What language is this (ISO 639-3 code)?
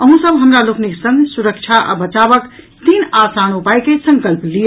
mai